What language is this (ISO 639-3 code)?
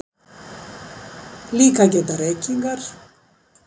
isl